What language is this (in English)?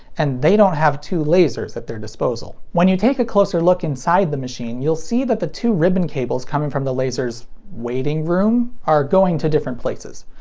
English